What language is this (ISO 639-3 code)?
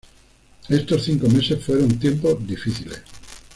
spa